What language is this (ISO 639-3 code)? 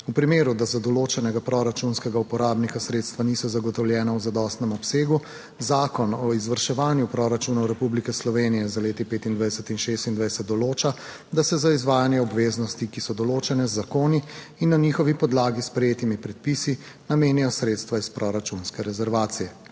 slv